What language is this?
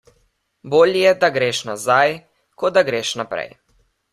Slovenian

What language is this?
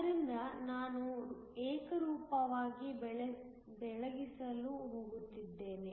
Kannada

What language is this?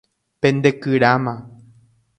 Guarani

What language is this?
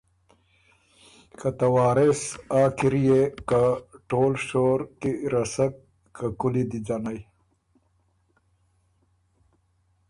Ormuri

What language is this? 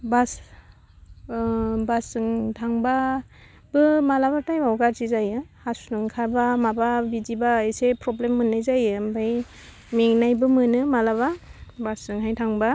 Bodo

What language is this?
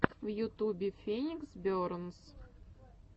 Russian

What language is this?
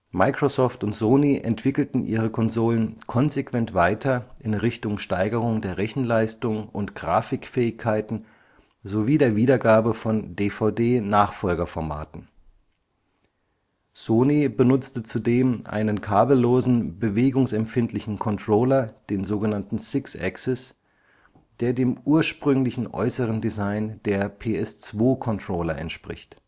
German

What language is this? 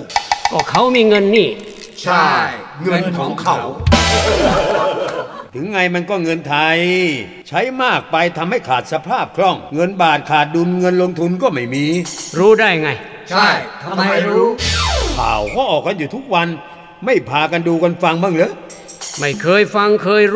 Thai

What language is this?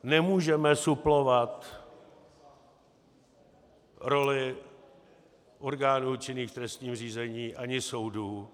Czech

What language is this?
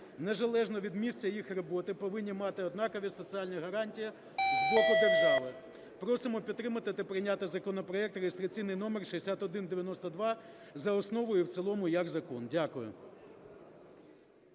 Ukrainian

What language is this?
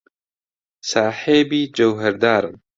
Central Kurdish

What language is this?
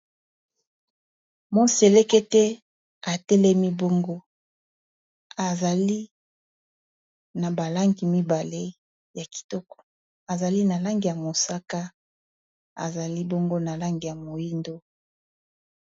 Lingala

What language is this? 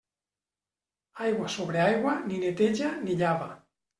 Catalan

